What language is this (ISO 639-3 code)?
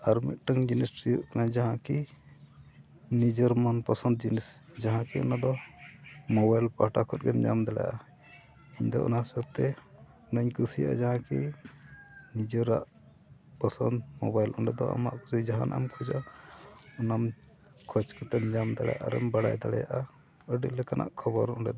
sat